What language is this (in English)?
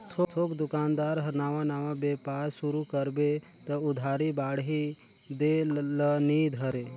Chhattisgarhi